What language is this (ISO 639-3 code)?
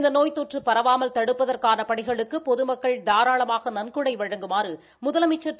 tam